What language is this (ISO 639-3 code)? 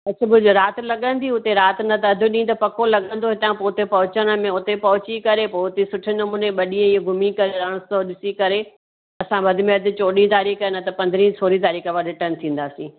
snd